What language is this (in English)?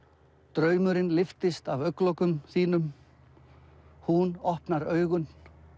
Icelandic